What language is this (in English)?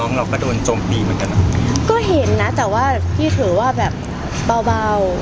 Thai